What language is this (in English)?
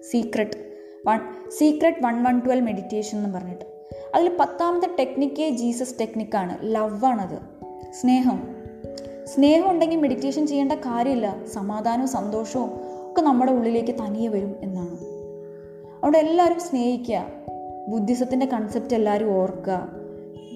Malayalam